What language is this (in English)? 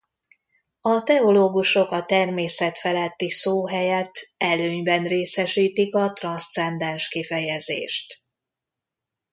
Hungarian